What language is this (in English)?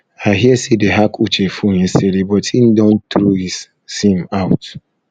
Nigerian Pidgin